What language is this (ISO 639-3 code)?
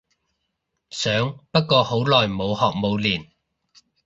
yue